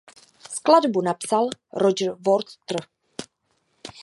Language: Czech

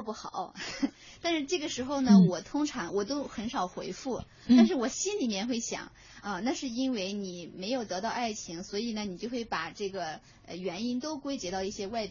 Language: Chinese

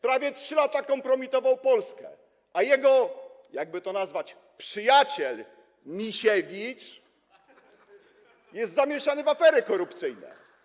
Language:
Polish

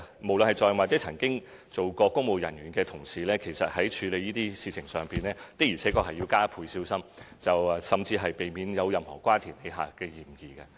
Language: Cantonese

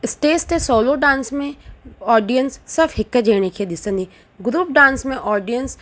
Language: Sindhi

